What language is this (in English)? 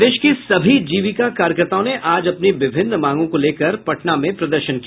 Hindi